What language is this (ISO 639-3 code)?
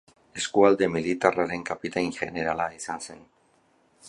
eus